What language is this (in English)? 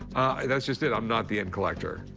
English